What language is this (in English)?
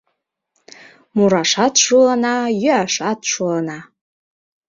Mari